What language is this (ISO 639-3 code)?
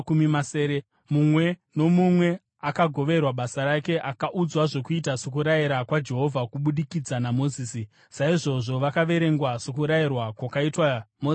sna